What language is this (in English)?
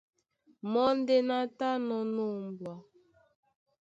Duala